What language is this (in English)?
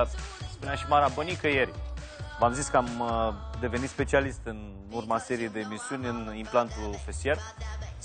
Romanian